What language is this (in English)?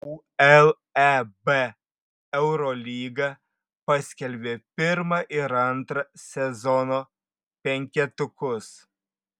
Lithuanian